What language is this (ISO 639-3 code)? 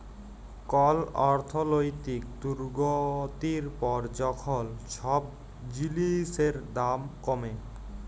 ben